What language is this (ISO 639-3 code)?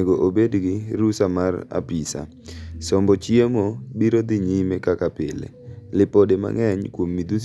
luo